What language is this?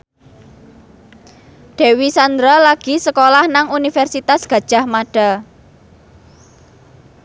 Javanese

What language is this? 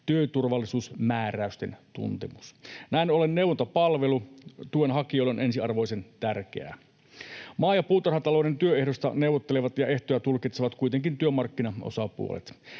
Finnish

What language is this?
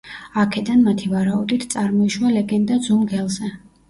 Georgian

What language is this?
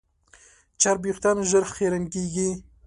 Pashto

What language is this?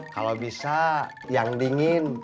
Indonesian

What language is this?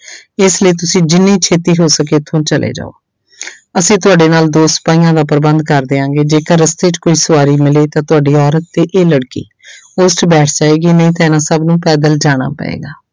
Punjabi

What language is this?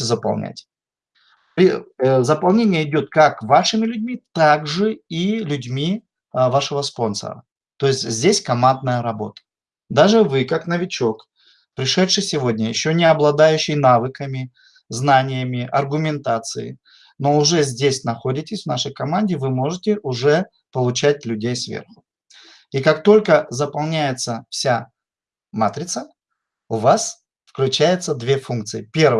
Russian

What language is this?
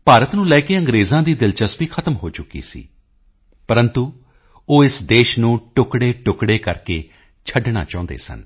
Punjabi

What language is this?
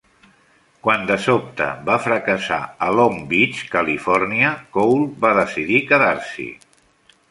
Catalan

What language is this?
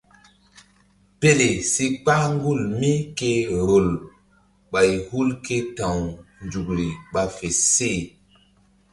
Mbum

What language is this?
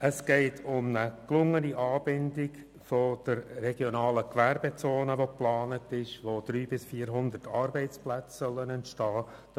Swiss German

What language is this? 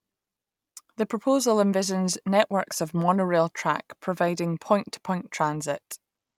English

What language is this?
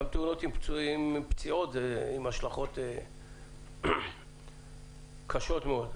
Hebrew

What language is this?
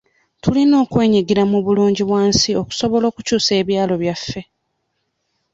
Ganda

